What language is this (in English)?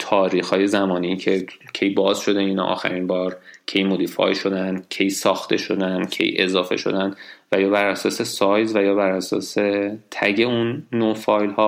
Persian